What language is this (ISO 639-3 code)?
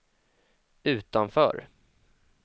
swe